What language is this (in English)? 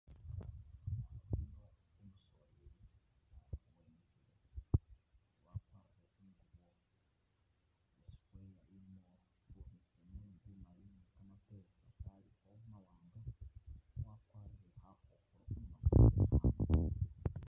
Masaaba